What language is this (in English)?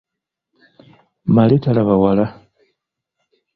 Ganda